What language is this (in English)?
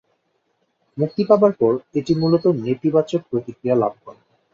Bangla